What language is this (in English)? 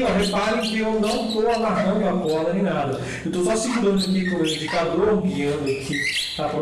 Portuguese